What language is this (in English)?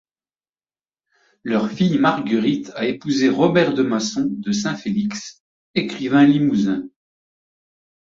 French